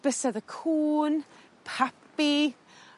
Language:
Welsh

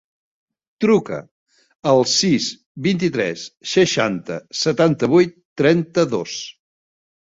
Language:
Catalan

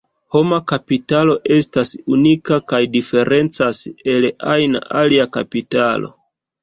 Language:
Esperanto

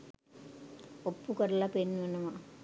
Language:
Sinhala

